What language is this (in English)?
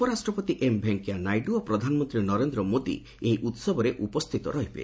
Odia